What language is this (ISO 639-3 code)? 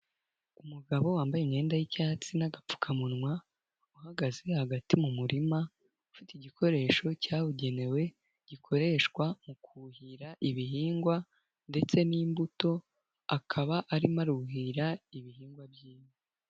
kin